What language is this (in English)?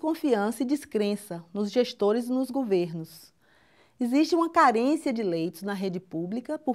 Portuguese